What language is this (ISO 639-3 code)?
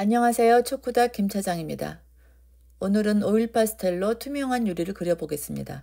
kor